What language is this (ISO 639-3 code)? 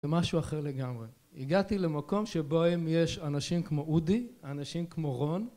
heb